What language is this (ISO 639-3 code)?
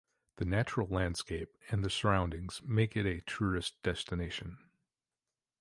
eng